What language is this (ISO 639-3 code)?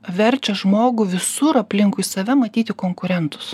lit